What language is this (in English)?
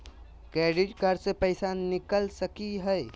Magahi